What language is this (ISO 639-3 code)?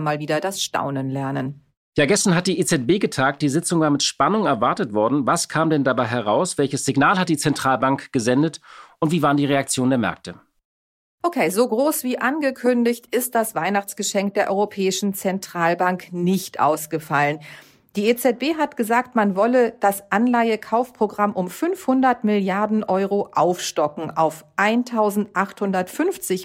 deu